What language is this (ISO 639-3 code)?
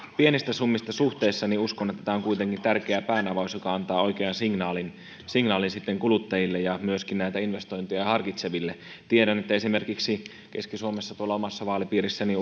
fin